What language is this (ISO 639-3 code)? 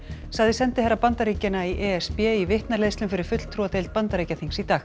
isl